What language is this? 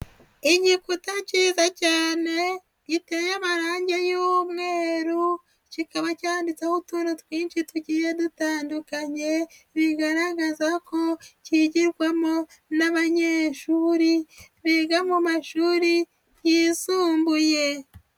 Kinyarwanda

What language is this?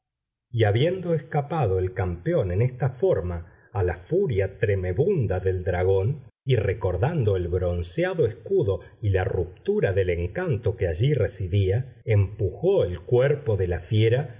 Spanish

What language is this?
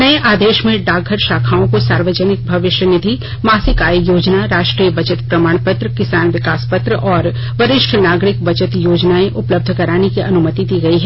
Hindi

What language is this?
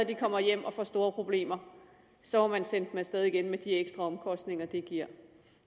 Danish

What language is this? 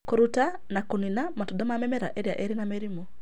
Kikuyu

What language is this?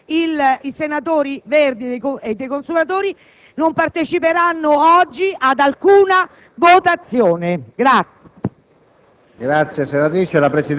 Italian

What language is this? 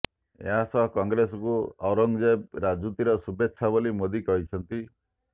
Odia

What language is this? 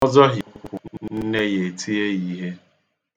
Igbo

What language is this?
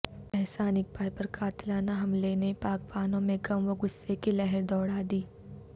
Urdu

